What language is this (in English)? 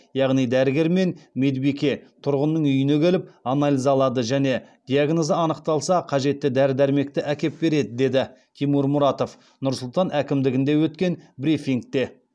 Kazakh